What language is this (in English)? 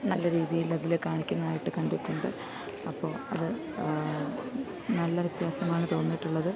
Malayalam